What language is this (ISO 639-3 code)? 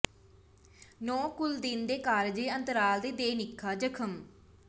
pan